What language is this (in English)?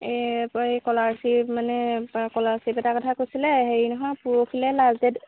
Assamese